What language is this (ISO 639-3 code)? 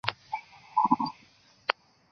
zho